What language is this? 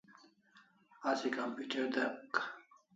Kalasha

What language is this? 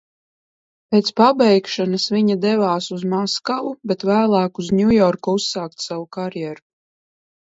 Latvian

